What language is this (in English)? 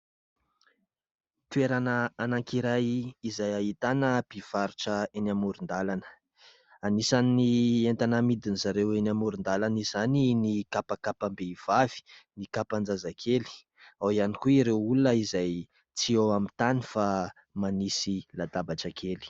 Malagasy